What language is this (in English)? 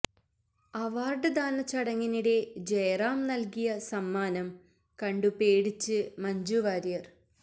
Malayalam